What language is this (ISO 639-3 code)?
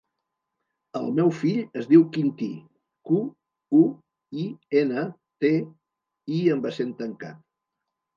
cat